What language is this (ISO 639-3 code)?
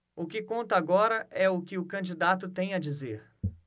por